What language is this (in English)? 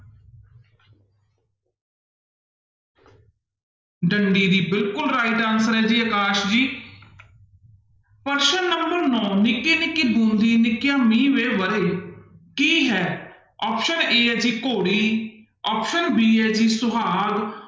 Punjabi